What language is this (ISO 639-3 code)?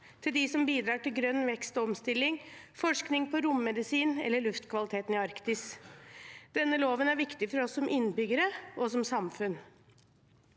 nor